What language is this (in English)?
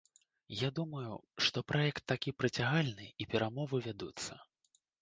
Belarusian